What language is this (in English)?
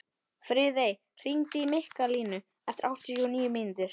Icelandic